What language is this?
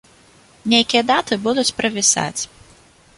Belarusian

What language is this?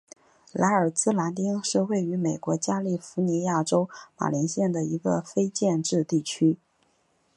Chinese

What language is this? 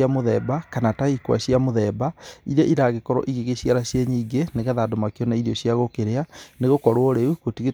Kikuyu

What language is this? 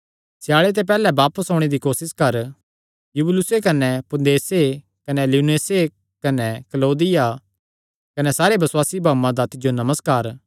Kangri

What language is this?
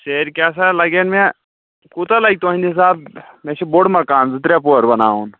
Kashmiri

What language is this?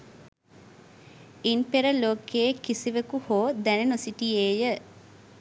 Sinhala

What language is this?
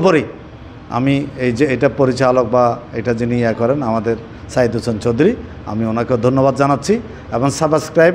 Bangla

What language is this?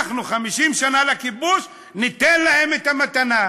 Hebrew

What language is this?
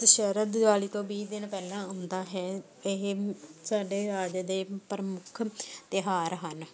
Punjabi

